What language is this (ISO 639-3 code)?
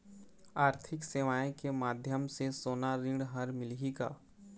hne